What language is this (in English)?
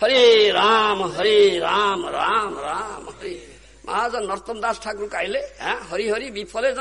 Arabic